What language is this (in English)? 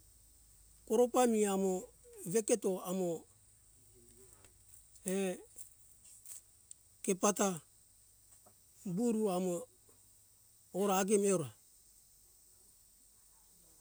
Hunjara-Kaina Ke